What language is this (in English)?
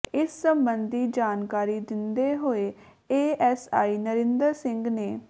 Punjabi